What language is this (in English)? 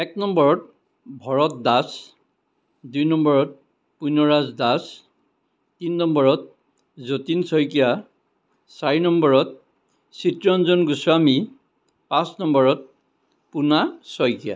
Assamese